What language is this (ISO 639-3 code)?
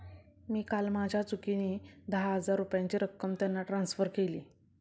mar